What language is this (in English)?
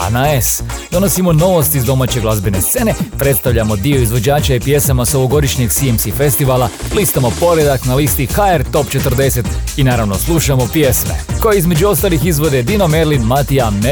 Croatian